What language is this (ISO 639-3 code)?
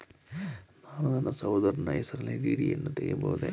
kan